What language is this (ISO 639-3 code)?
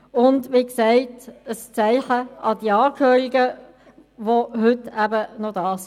gsw